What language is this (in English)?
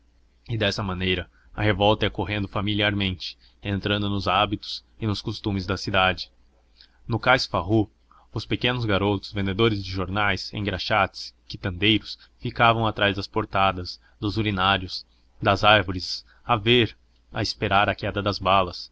Portuguese